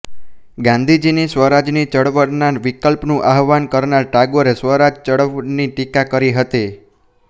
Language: Gujarati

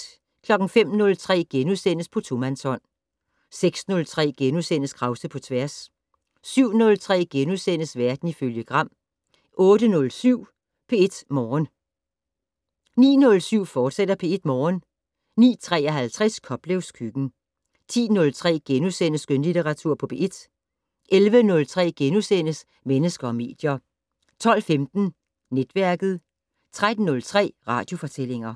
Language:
Danish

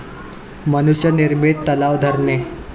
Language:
Marathi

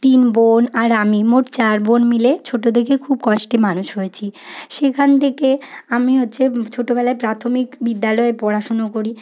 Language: Bangla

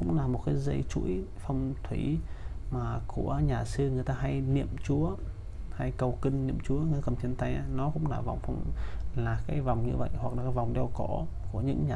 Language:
Vietnamese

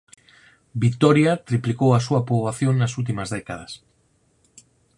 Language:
Galician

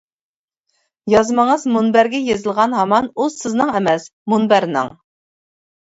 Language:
Uyghur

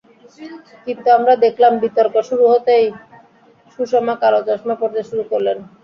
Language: Bangla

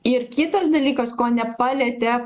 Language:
Lithuanian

